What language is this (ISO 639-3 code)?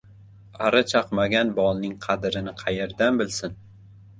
uzb